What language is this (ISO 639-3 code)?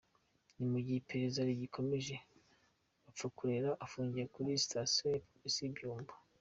kin